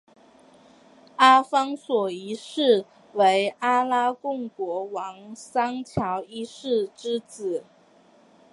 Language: Chinese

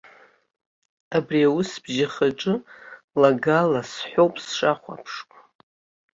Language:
Abkhazian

